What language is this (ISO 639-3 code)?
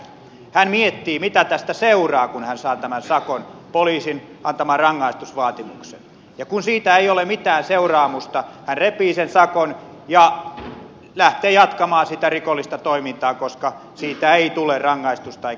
fin